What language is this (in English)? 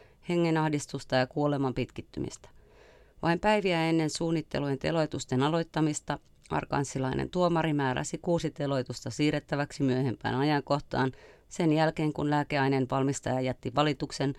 Finnish